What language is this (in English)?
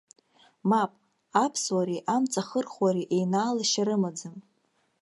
Abkhazian